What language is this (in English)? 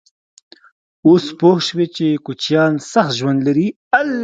Pashto